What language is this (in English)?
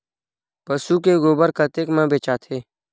Chhattisgarhi